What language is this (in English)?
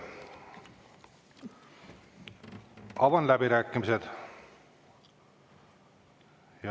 Estonian